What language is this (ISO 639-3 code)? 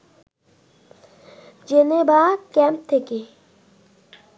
ben